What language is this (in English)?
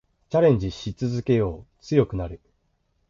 Japanese